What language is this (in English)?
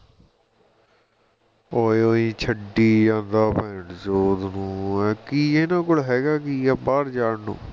Punjabi